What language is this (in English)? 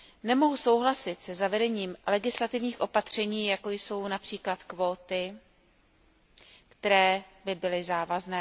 Czech